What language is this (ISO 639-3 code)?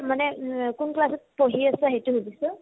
asm